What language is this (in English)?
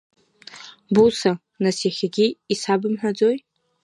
Abkhazian